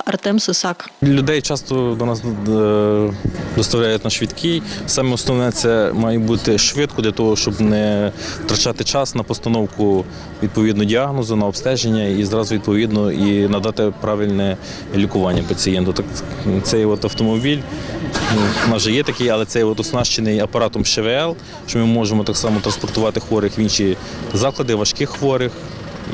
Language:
Ukrainian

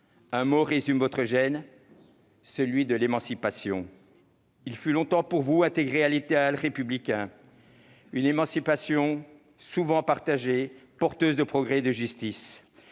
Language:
French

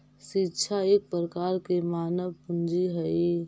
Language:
Magahi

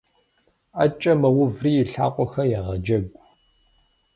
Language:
Kabardian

